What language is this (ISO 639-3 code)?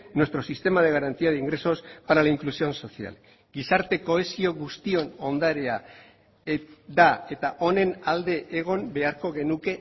eus